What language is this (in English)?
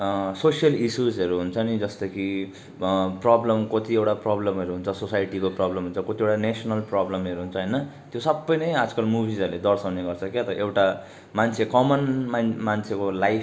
Nepali